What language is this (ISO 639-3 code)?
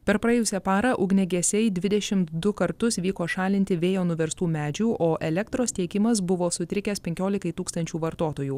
lit